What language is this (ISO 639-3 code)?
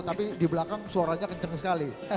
ind